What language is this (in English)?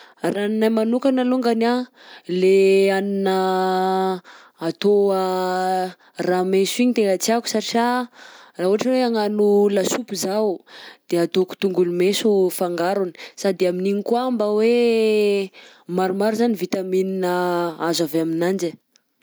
Southern Betsimisaraka Malagasy